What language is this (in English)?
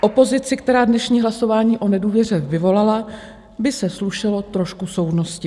Czech